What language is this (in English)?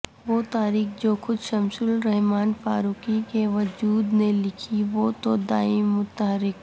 Urdu